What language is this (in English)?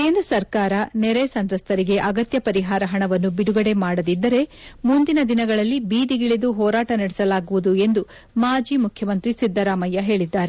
Kannada